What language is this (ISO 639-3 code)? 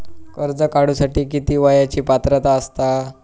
mar